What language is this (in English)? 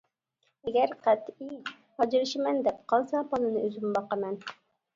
Uyghur